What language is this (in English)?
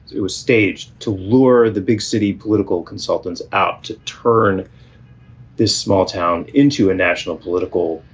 English